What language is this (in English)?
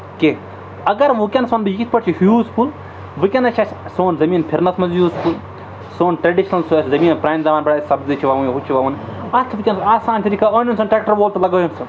Kashmiri